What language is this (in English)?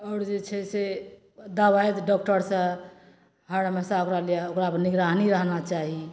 Maithili